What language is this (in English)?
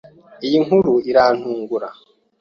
Kinyarwanda